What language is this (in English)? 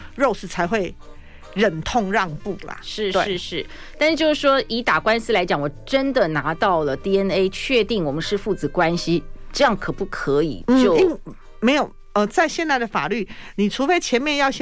Chinese